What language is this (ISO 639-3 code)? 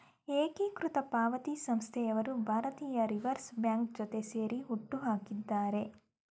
kan